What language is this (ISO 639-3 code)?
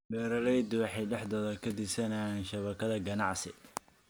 som